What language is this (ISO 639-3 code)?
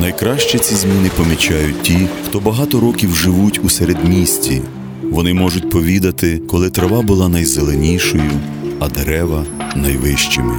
ukr